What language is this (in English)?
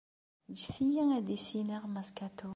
Kabyle